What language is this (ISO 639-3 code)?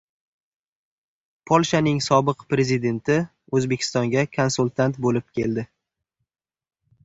uzb